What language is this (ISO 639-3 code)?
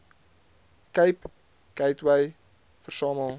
afr